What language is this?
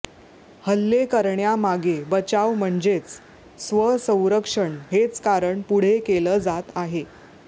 Marathi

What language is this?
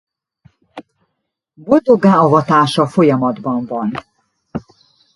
Hungarian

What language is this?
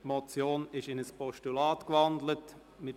Swiss German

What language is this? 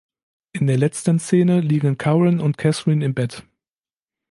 German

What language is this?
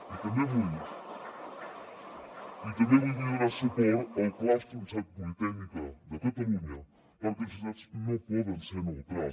Catalan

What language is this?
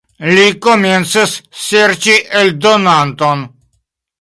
Esperanto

